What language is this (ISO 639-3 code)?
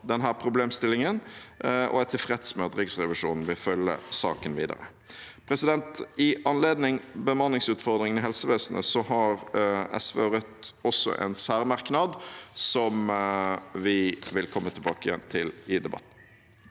nor